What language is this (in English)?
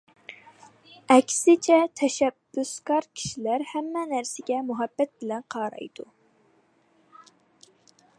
Uyghur